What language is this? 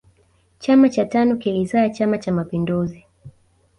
Swahili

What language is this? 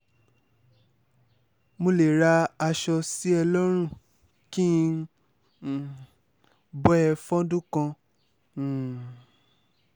Yoruba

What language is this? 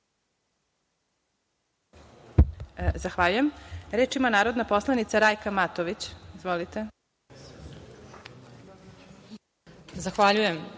Serbian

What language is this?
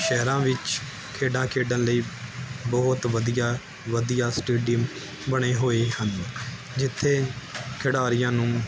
Punjabi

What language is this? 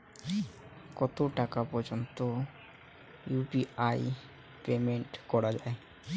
Bangla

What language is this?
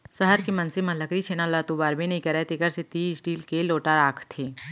Chhattisgarhi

